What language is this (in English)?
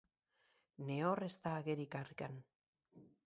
Basque